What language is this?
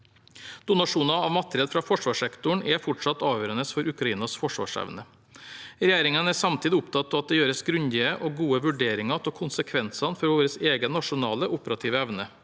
Norwegian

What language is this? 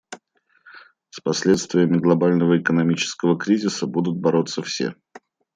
Russian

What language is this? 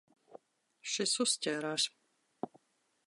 Latvian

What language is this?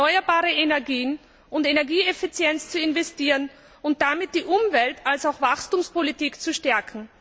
German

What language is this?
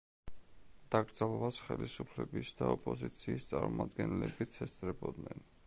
Georgian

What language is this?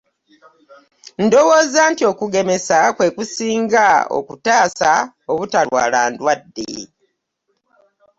Ganda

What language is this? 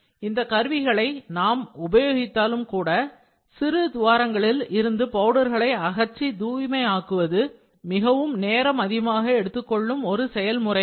Tamil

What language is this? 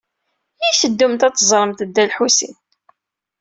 Kabyle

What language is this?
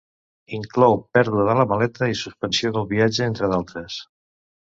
Catalan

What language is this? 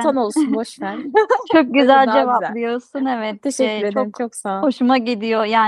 Turkish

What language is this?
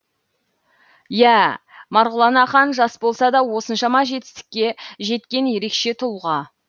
Kazakh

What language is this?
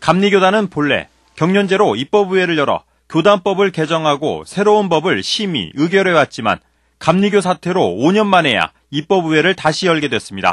Korean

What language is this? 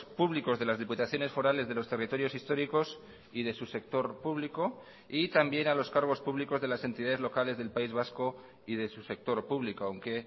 Spanish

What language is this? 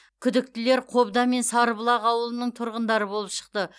Kazakh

